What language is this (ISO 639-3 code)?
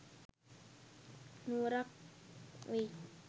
sin